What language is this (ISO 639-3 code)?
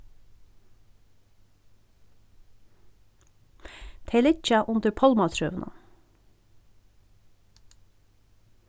fao